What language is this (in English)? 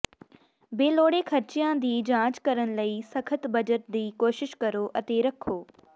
Punjabi